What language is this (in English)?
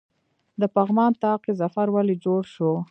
Pashto